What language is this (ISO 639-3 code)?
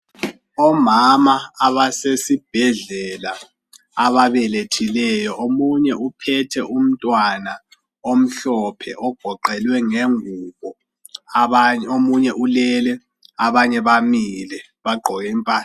nde